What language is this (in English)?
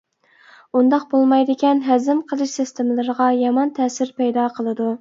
Uyghur